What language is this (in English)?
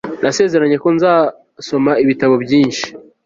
Kinyarwanda